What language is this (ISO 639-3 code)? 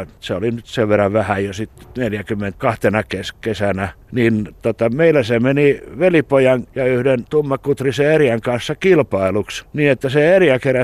fin